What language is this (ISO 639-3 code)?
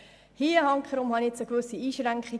gsw